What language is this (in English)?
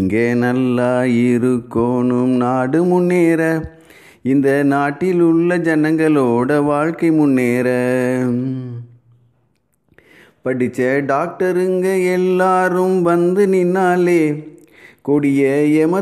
Hindi